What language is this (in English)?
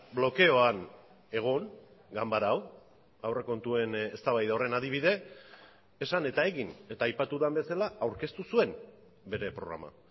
Basque